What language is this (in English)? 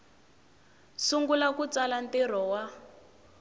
Tsonga